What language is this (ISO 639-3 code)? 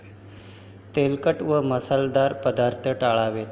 mar